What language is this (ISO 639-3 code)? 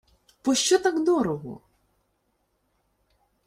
ukr